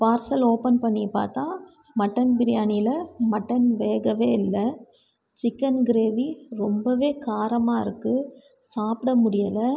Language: Tamil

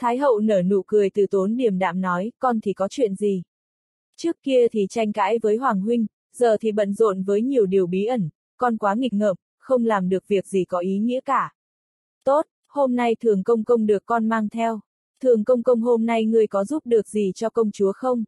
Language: Vietnamese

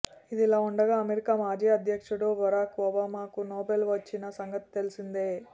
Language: Telugu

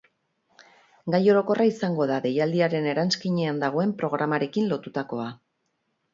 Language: Basque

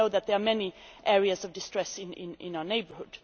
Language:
English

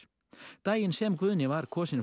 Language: Icelandic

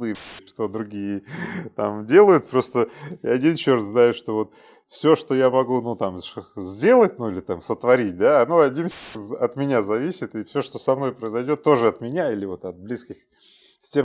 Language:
Russian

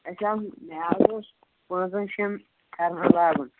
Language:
Kashmiri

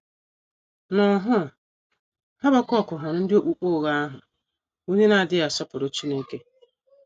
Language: Igbo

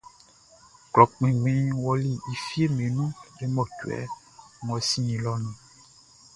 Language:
Baoulé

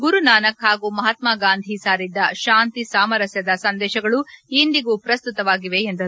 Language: Kannada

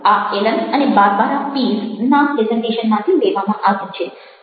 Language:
Gujarati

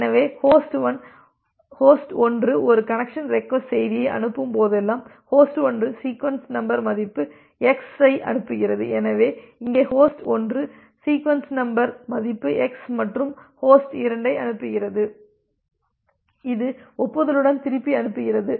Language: Tamil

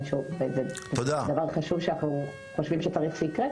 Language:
Hebrew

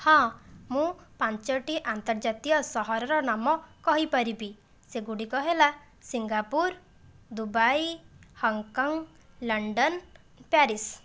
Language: Odia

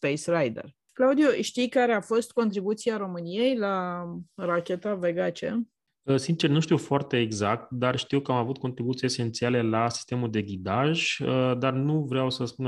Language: Romanian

